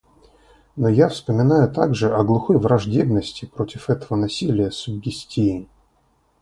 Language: Russian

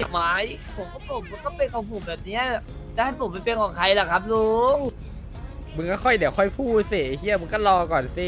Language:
Thai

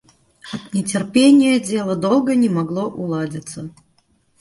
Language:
Russian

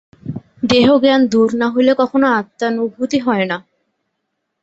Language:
Bangla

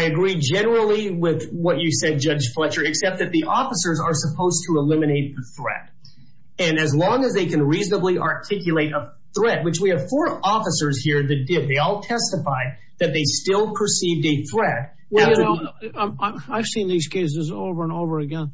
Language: English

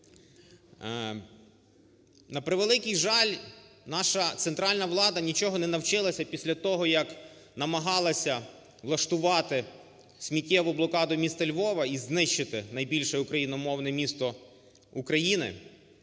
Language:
Ukrainian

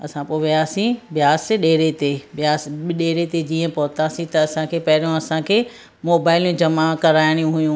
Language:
Sindhi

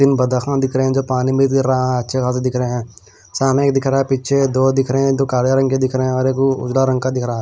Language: Hindi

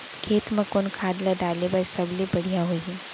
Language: Chhattisgarhi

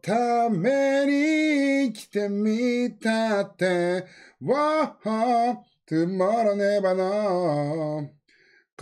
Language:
Japanese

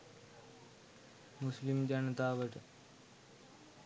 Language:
Sinhala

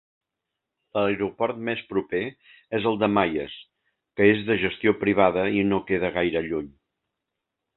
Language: Catalan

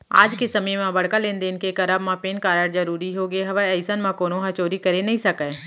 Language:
Chhattisgarhi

